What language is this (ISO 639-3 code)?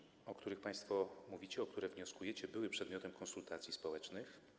pol